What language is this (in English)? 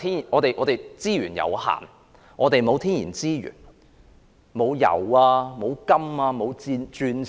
Cantonese